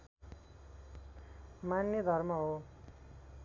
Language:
Nepali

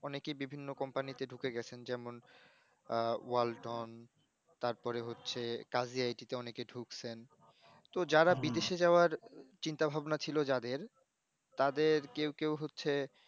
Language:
Bangla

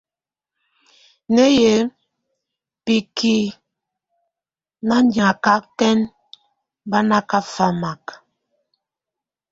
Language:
Tunen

